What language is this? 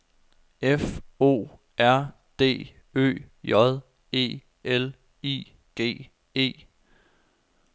Danish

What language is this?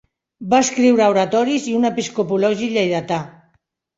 Catalan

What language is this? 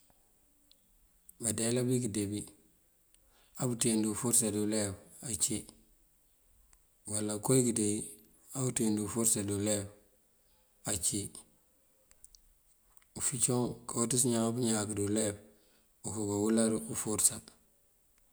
Mandjak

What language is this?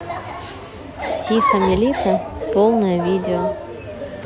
Russian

